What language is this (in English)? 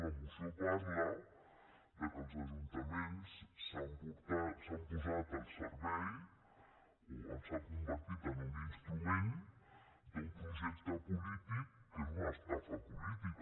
Catalan